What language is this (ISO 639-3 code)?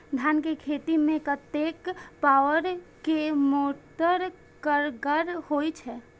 mai